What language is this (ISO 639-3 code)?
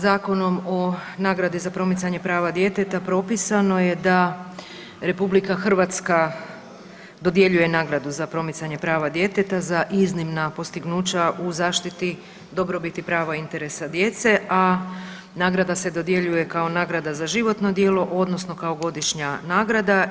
hrv